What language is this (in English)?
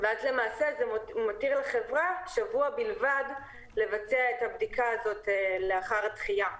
Hebrew